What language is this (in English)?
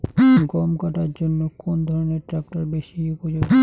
Bangla